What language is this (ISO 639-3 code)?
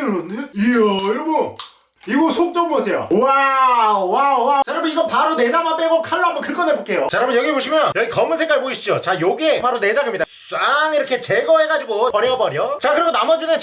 kor